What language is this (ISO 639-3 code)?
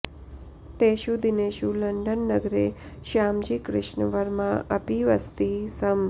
san